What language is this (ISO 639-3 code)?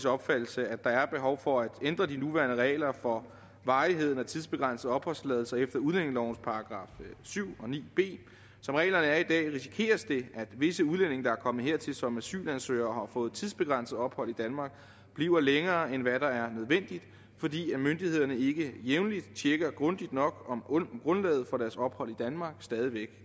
dan